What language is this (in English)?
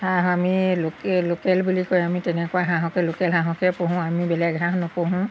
Assamese